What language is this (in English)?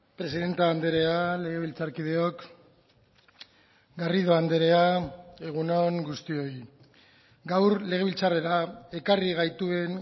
Basque